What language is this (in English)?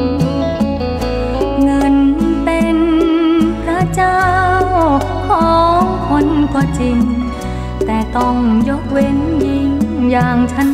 Thai